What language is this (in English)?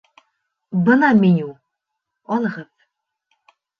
Bashkir